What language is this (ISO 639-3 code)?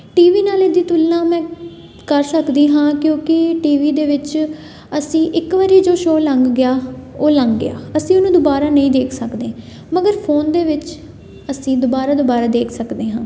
pan